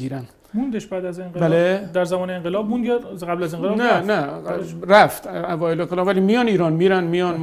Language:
Persian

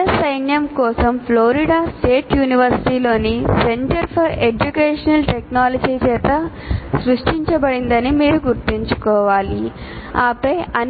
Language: Telugu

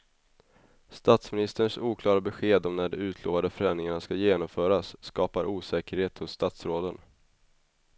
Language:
Swedish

